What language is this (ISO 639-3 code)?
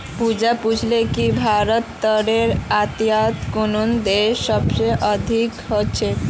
mag